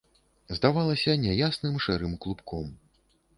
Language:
Belarusian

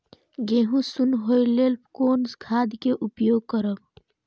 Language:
Maithili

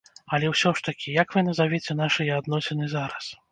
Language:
Belarusian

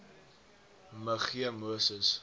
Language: Afrikaans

